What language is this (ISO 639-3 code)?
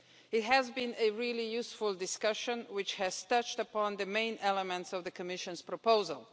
eng